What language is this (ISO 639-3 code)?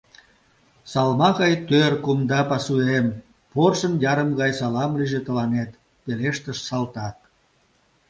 chm